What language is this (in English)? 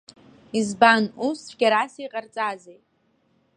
Abkhazian